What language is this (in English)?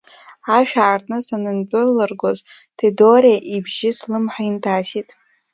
Abkhazian